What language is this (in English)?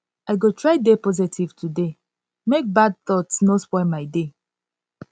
Nigerian Pidgin